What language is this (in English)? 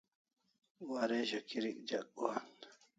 Kalasha